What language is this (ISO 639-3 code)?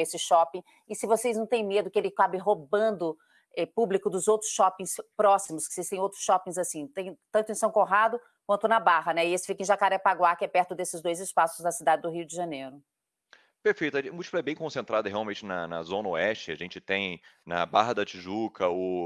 por